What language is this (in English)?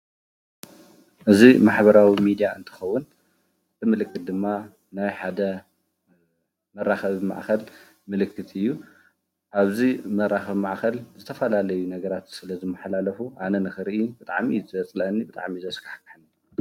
Tigrinya